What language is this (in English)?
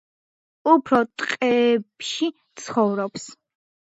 Georgian